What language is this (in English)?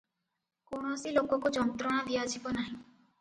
Odia